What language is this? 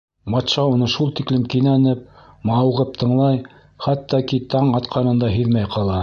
Bashkir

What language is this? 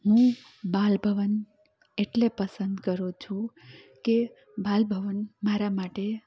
Gujarati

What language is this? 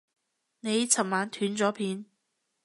Cantonese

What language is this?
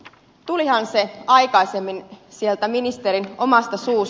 Finnish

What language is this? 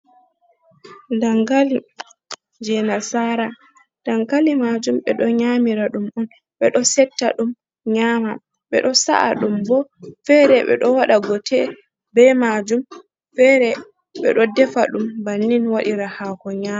Fula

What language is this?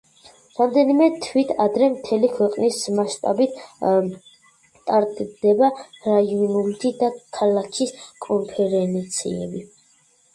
Georgian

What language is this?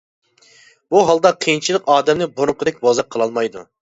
Uyghur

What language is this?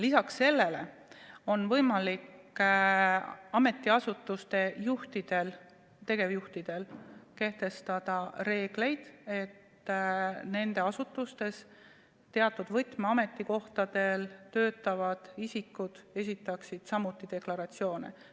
Estonian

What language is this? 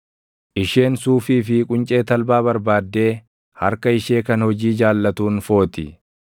Oromo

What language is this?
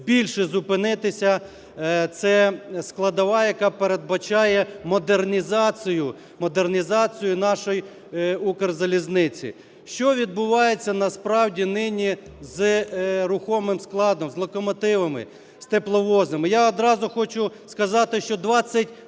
Ukrainian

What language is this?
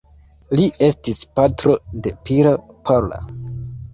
Esperanto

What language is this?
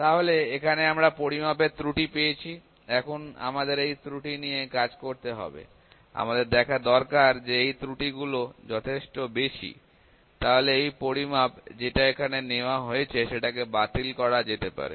Bangla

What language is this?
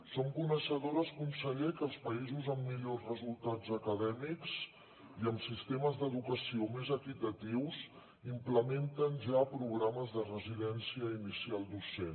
Catalan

